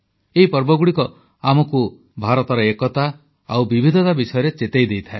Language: Odia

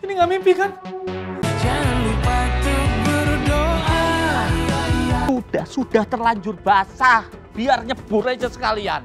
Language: Indonesian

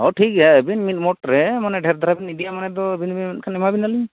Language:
Santali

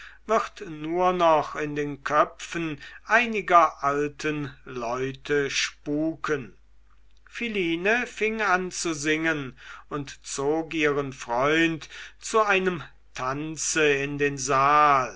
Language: German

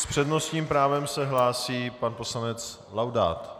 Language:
Czech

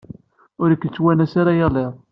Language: Kabyle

